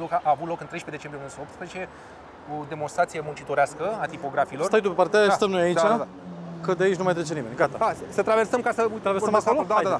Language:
Romanian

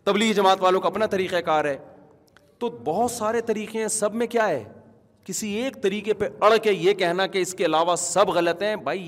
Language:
Urdu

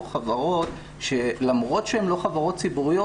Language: Hebrew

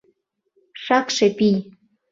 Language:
Mari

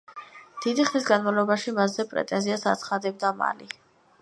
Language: Georgian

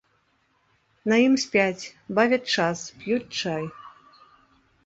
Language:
Belarusian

